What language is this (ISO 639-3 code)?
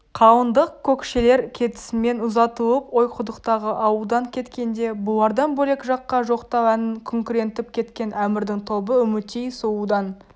kaz